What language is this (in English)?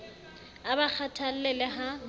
Southern Sotho